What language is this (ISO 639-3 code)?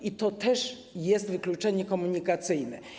pol